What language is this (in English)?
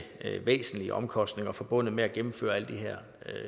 Danish